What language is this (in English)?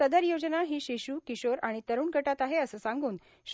Marathi